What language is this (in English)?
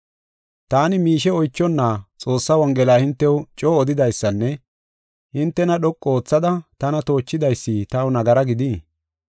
Gofa